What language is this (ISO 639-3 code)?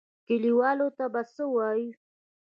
pus